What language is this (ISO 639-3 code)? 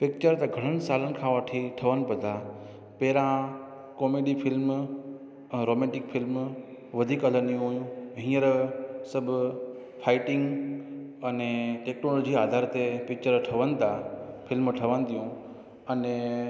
snd